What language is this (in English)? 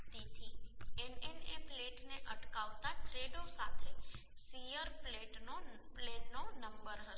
Gujarati